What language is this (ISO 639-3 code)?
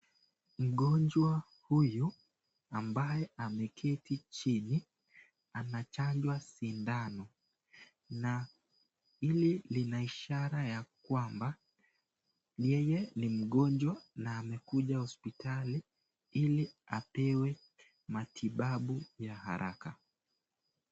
swa